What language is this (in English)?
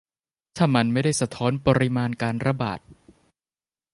Thai